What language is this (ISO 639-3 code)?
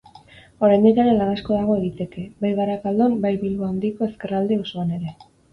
eus